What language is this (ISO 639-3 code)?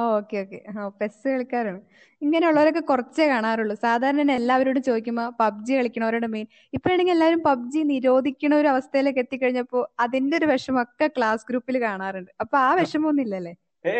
mal